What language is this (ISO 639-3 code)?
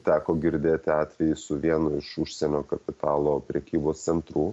lit